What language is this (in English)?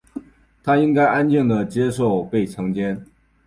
Chinese